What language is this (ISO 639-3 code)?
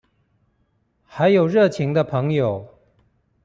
zho